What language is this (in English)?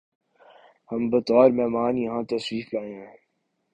Urdu